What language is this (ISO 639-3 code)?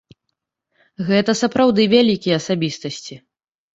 bel